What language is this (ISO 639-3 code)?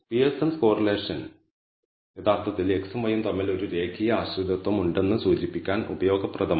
mal